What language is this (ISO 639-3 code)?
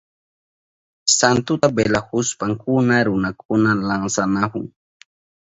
qup